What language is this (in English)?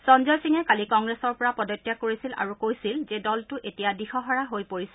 Assamese